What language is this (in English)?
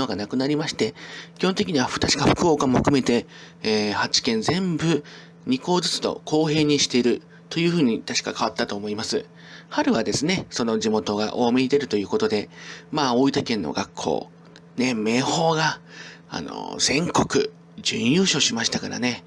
Japanese